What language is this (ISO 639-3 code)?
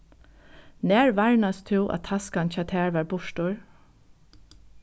fao